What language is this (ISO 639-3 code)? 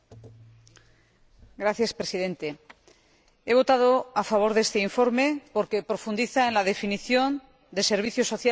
spa